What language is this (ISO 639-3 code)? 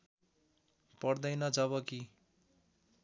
nep